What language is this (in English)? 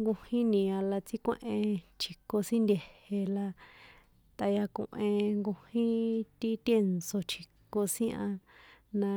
San Juan Atzingo Popoloca